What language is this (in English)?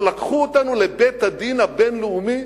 Hebrew